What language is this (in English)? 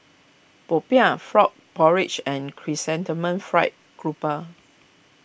English